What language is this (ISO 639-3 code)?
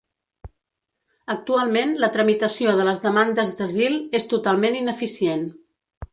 cat